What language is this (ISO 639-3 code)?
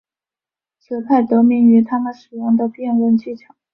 zho